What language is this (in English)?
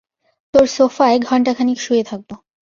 Bangla